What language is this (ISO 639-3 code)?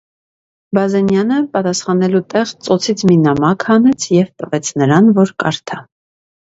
hye